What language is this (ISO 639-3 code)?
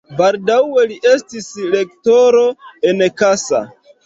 epo